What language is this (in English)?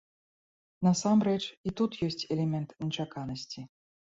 Belarusian